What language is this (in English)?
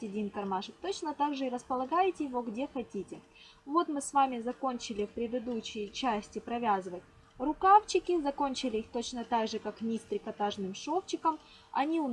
Russian